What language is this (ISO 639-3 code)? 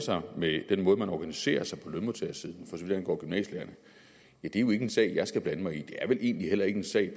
dan